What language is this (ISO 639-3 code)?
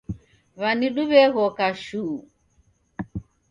dav